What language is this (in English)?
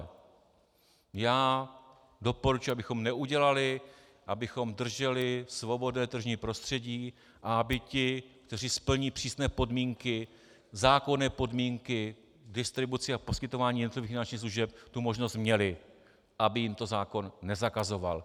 Czech